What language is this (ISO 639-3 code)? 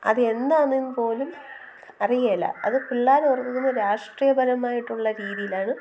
mal